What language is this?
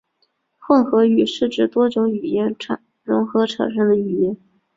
Chinese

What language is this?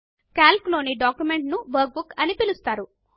Telugu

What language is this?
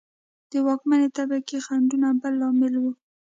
Pashto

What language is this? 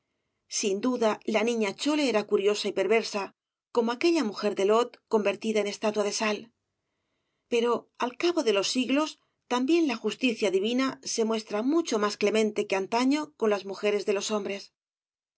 Spanish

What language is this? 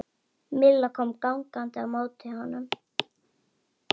Icelandic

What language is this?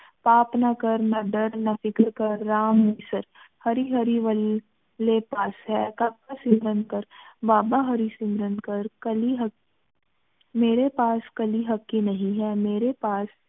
Punjabi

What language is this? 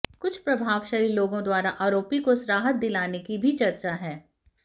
Hindi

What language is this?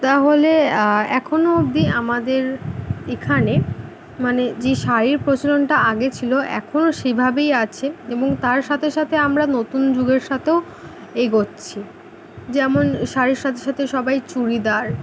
Bangla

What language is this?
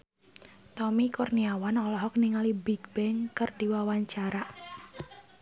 Sundanese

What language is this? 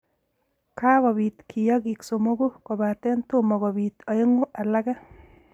Kalenjin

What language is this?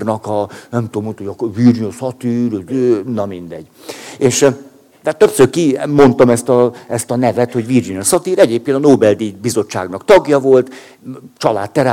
Hungarian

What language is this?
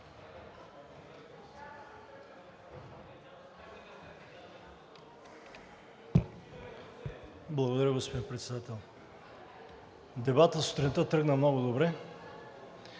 Bulgarian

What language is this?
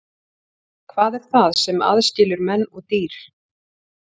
Icelandic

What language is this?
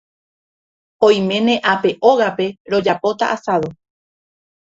Guarani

